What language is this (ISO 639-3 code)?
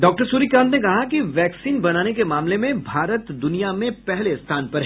hin